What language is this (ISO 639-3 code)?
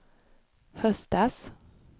swe